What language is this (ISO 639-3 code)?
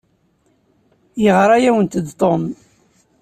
kab